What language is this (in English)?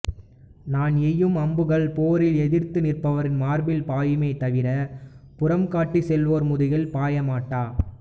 Tamil